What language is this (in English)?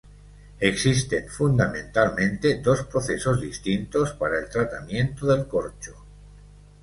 Spanish